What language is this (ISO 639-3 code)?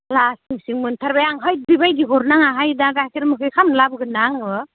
brx